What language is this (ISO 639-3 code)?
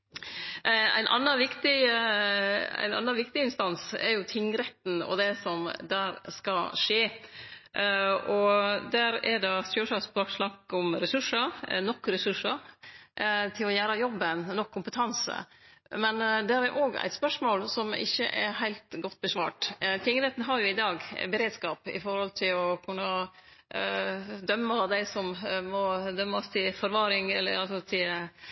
nno